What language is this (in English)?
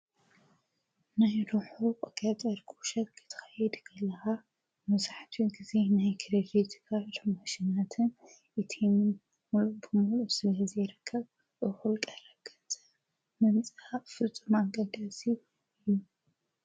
Tigrinya